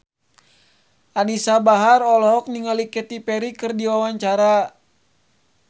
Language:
Sundanese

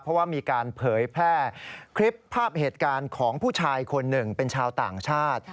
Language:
Thai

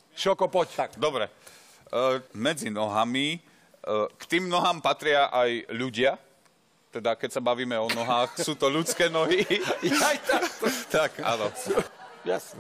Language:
Slovak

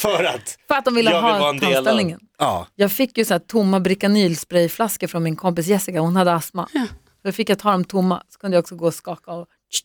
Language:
Swedish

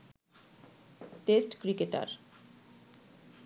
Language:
Bangla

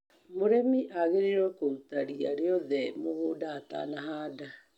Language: Kikuyu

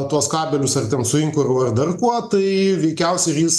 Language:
Lithuanian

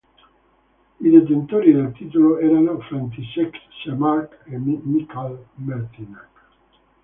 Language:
Italian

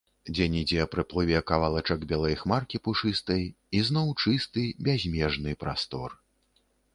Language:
Belarusian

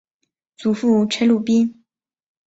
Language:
Chinese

